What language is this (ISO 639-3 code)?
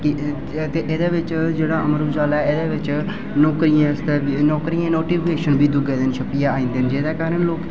doi